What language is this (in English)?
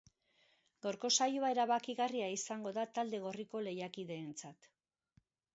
Basque